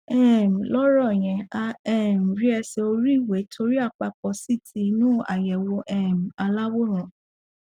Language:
Yoruba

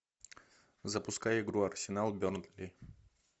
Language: Russian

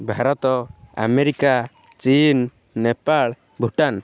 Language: Odia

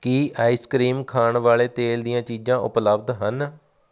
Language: Punjabi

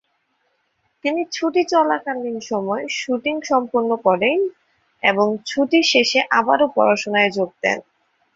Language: Bangla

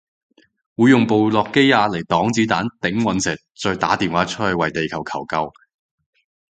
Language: Cantonese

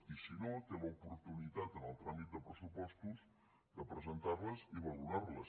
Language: Catalan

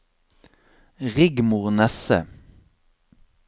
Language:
Norwegian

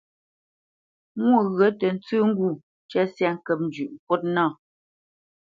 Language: Bamenyam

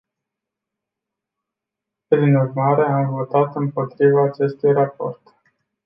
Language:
Romanian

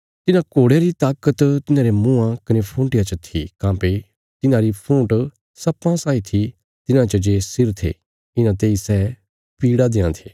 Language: Bilaspuri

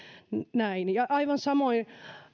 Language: Finnish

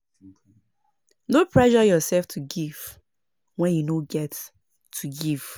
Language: Nigerian Pidgin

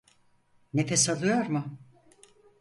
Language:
Turkish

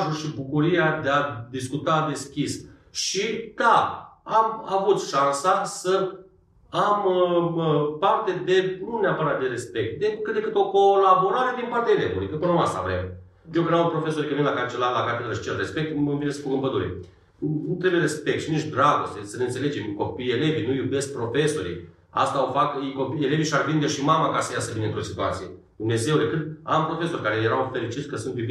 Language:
Romanian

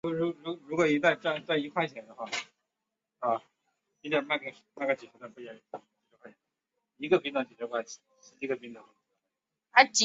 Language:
Chinese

